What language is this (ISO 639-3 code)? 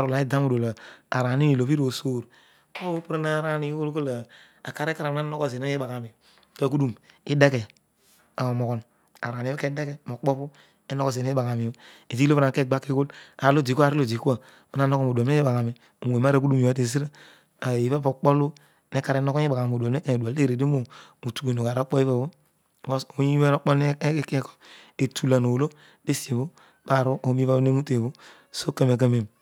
odu